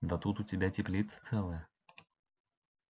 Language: Russian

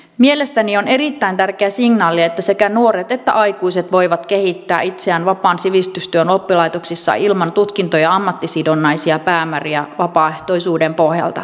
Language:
Finnish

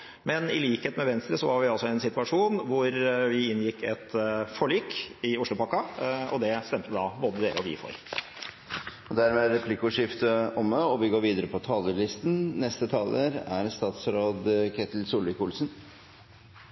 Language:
Norwegian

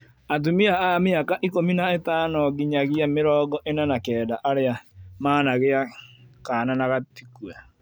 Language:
Kikuyu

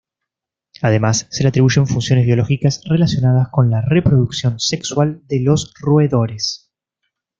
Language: Spanish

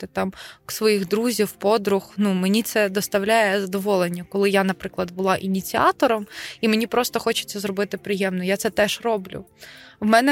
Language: Ukrainian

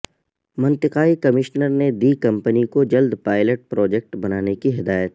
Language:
Urdu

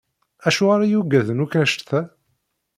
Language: Kabyle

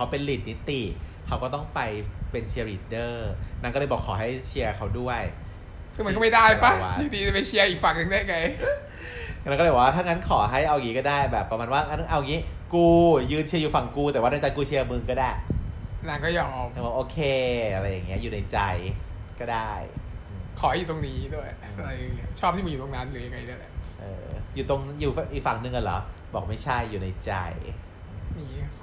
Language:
Thai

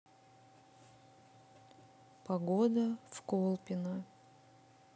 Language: Russian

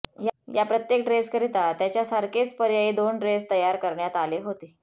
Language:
Marathi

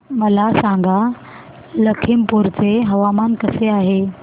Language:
Marathi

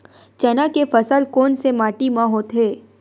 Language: Chhattisgarhi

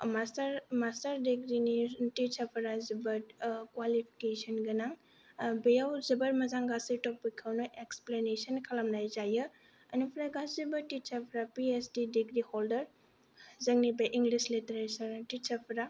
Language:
Bodo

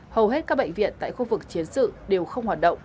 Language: Vietnamese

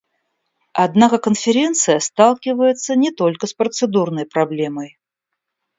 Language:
Russian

